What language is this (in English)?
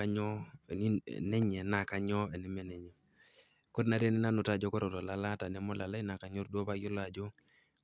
Masai